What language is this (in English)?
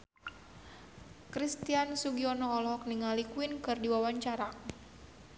Sundanese